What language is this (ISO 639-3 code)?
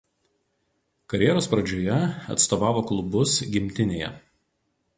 lit